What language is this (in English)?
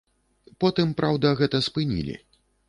Belarusian